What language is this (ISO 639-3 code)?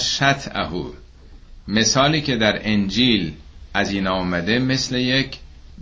fas